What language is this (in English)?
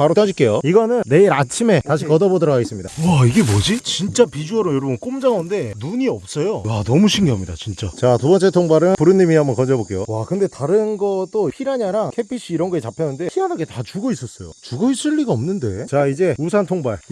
Korean